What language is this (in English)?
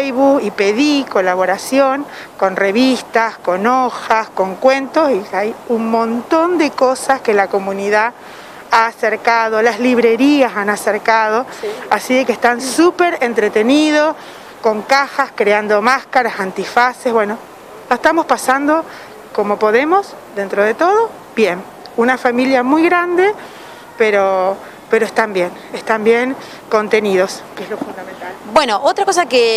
Spanish